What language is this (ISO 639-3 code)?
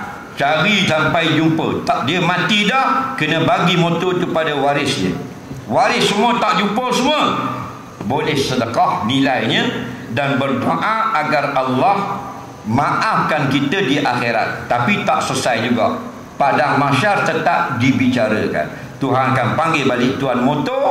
msa